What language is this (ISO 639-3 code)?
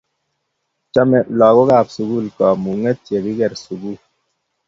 kln